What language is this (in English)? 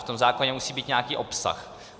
Czech